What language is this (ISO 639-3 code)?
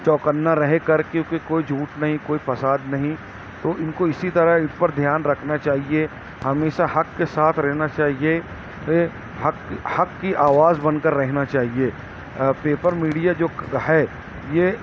urd